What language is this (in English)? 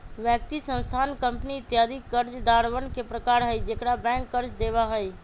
Magahi